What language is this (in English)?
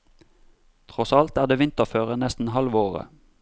Norwegian